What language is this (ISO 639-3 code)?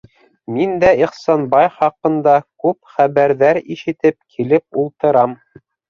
bak